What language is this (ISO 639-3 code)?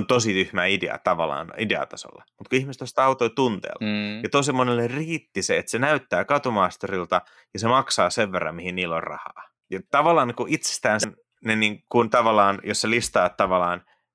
fin